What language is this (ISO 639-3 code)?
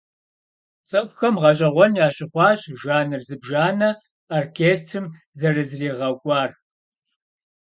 kbd